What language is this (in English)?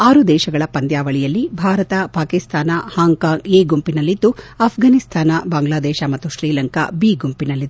Kannada